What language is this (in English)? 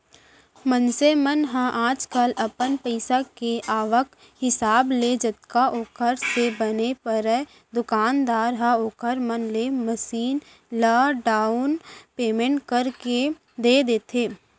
Chhattisgarhi